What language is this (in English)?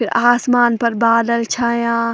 Garhwali